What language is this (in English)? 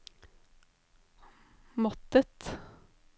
Norwegian